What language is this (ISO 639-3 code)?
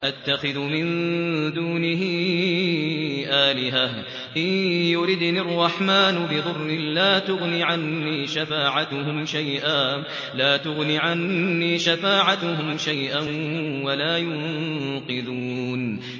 ara